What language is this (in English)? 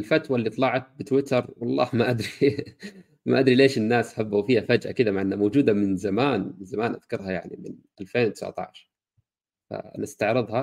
Arabic